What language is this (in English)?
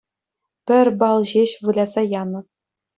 Chuvash